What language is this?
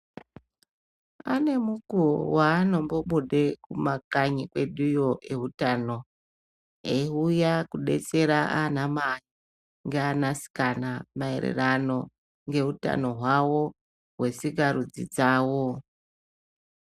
Ndau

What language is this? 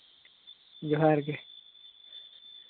Santali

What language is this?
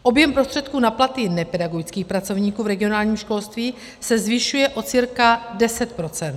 Czech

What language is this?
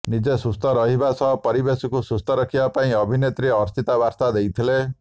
Odia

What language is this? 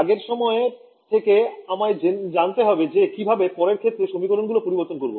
Bangla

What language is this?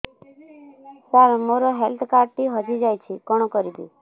Odia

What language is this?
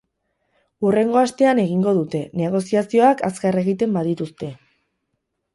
Basque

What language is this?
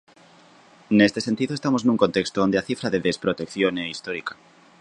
Galician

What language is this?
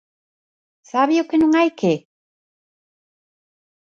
Galician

